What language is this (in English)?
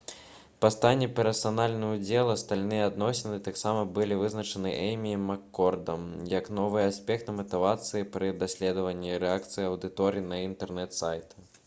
Belarusian